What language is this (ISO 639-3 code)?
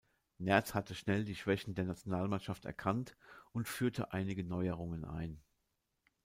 deu